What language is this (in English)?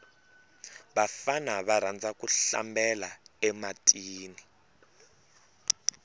Tsonga